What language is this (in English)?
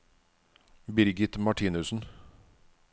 Norwegian